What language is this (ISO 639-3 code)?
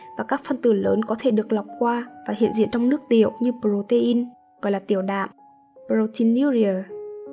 vie